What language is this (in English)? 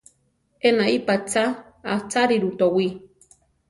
Central Tarahumara